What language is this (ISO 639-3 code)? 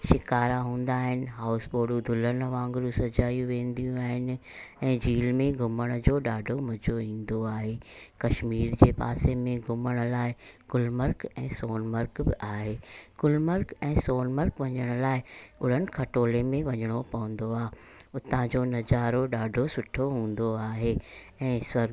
snd